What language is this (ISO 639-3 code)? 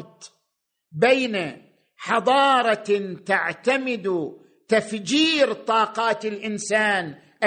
ara